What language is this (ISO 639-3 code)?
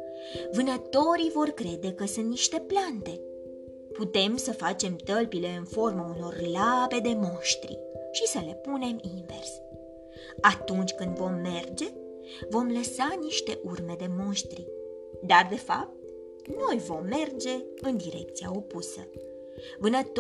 ron